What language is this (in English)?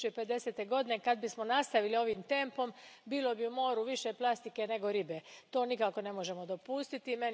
Croatian